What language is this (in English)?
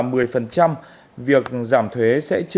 Vietnamese